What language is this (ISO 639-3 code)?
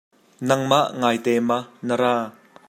cnh